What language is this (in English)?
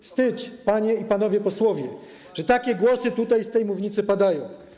Polish